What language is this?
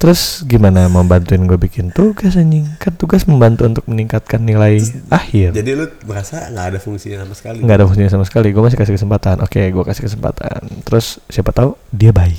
Indonesian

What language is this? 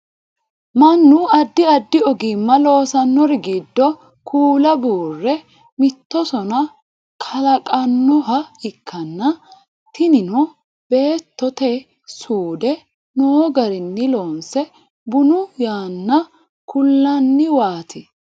Sidamo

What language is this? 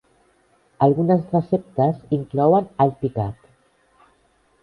Catalan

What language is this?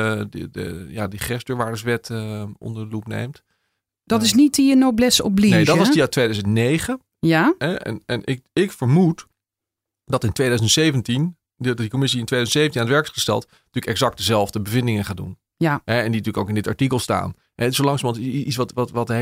Dutch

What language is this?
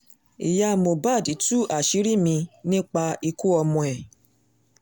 Yoruba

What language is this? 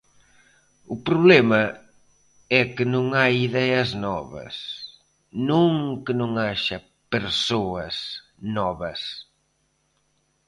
Galician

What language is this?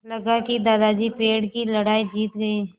Hindi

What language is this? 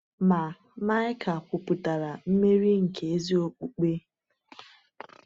Igbo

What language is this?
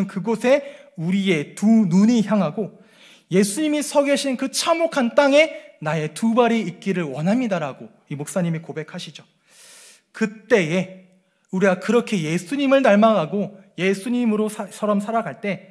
Korean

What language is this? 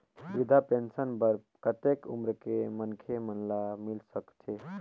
Chhattisgarhi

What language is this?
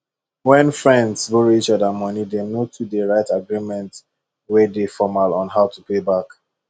Nigerian Pidgin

